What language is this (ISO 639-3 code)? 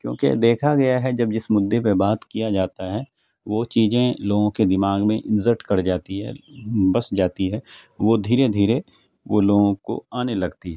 urd